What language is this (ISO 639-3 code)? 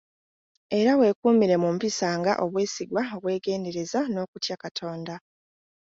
lug